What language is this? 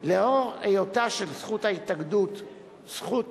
Hebrew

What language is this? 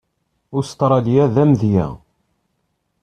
Kabyle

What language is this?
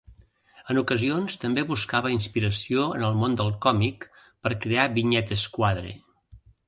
Catalan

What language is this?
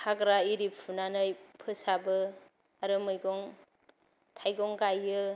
Bodo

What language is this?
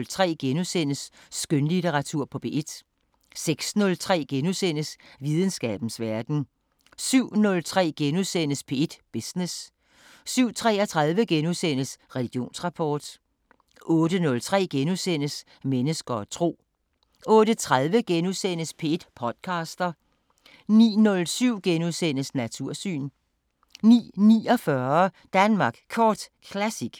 Danish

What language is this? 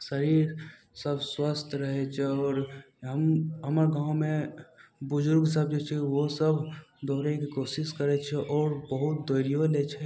Maithili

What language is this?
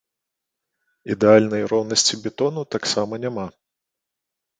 Belarusian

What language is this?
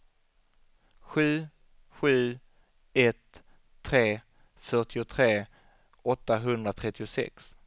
Swedish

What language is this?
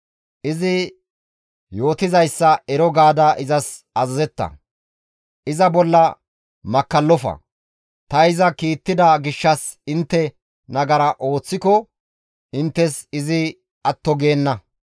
Gamo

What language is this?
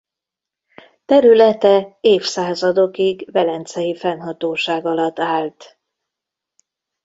Hungarian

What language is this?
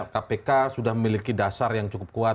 Indonesian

